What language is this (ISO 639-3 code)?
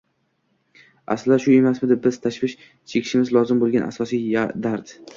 uzb